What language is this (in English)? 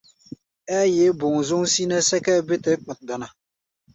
Gbaya